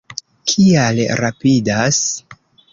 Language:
Esperanto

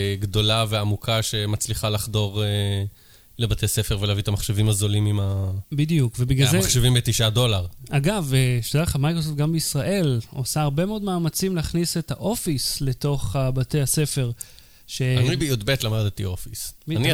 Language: Hebrew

